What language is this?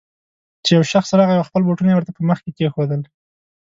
Pashto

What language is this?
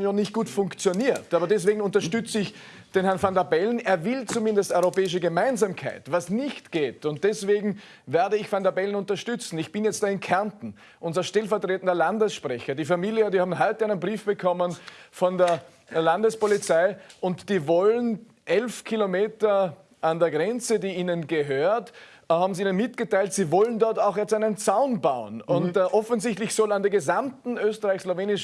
German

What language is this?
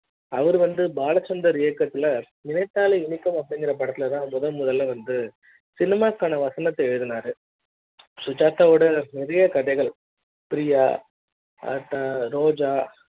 Tamil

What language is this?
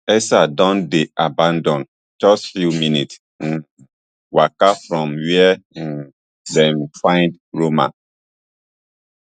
Nigerian Pidgin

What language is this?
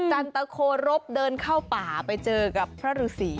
Thai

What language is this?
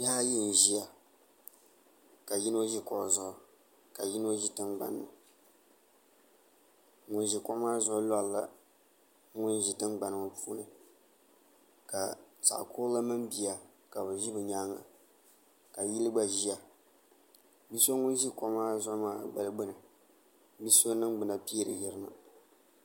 Dagbani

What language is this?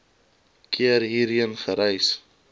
Afrikaans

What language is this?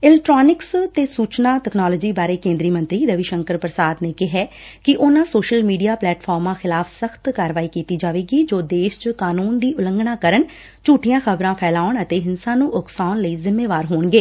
Punjabi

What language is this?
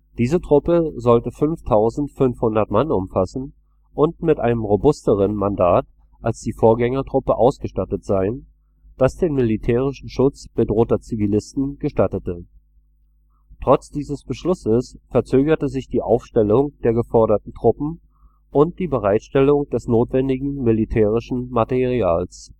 German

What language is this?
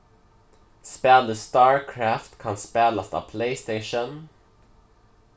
Faroese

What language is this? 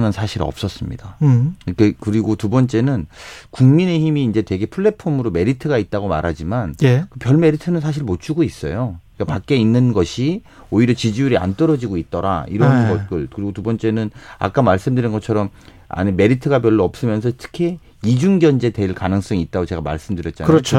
Korean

